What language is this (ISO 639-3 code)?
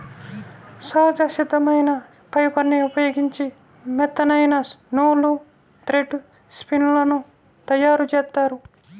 tel